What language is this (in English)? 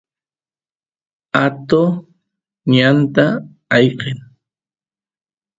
Santiago del Estero Quichua